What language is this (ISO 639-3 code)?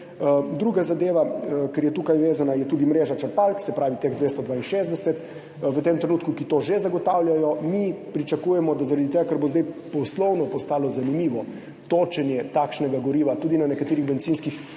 slv